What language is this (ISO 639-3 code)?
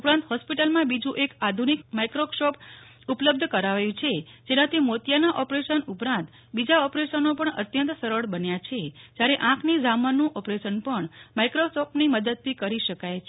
guj